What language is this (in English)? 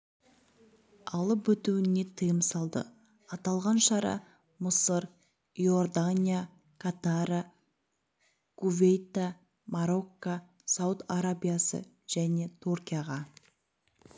Kazakh